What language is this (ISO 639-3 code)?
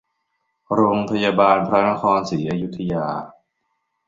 tha